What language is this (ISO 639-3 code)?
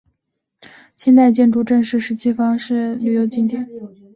zho